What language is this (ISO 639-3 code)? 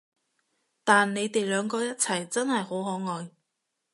yue